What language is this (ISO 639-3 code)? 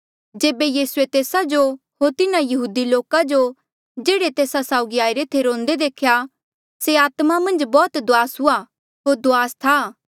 mjl